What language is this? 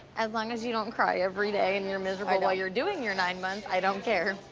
English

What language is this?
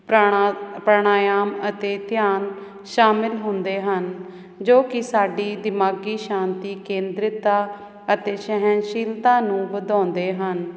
Punjabi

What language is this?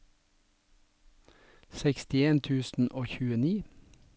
Norwegian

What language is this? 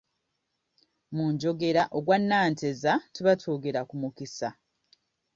Ganda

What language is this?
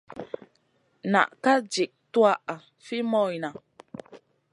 Masana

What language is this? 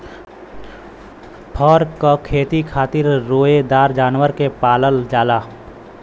Bhojpuri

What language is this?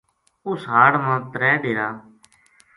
Gujari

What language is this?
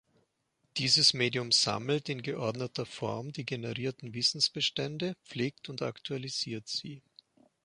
German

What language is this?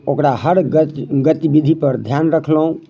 Maithili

